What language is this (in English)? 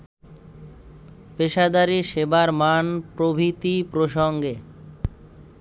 Bangla